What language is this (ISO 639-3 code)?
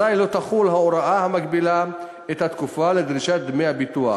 heb